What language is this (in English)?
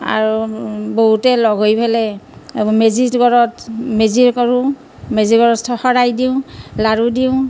Assamese